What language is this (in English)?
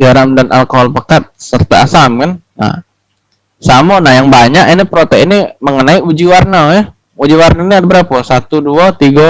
Indonesian